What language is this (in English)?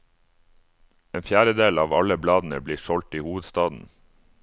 Norwegian